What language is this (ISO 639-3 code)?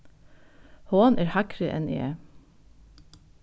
fao